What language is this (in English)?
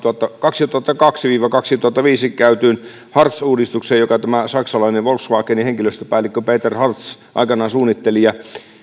Finnish